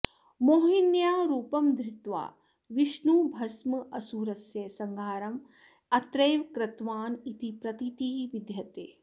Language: Sanskrit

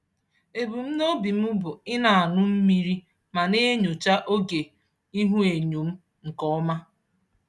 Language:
Igbo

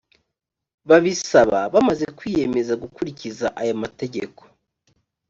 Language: Kinyarwanda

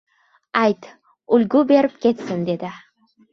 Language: Uzbek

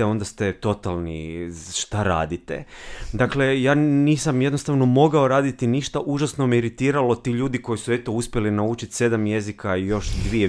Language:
Croatian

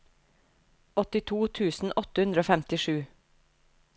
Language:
Norwegian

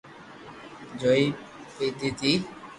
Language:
Loarki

